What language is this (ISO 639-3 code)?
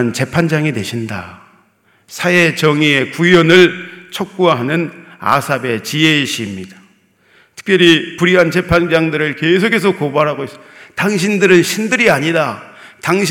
kor